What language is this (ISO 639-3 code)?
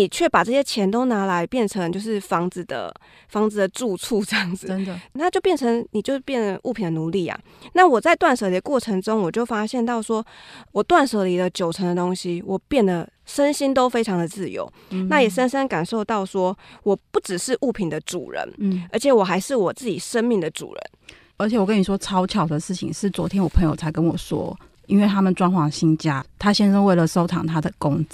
zho